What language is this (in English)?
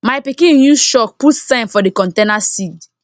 Nigerian Pidgin